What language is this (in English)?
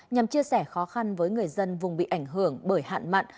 Vietnamese